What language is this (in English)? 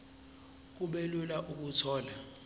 Zulu